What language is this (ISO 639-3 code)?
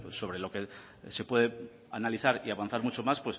spa